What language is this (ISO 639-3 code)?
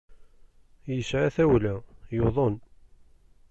kab